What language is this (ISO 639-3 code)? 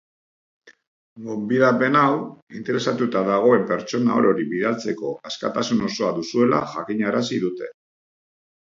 eus